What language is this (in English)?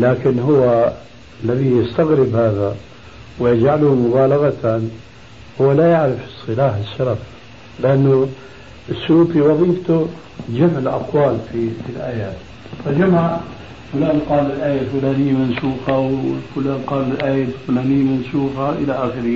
Arabic